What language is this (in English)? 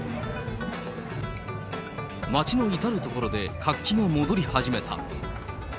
Japanese